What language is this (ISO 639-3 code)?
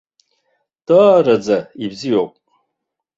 abk